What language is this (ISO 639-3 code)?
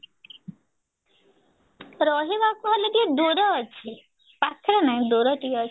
ori